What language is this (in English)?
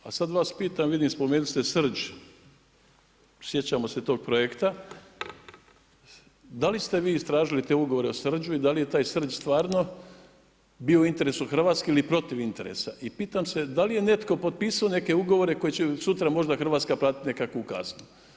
Croatian